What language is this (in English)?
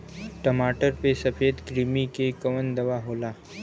Bhojpuri